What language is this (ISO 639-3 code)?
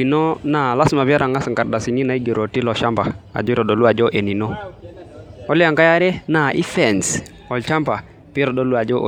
mas